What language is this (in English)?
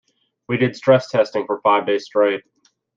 English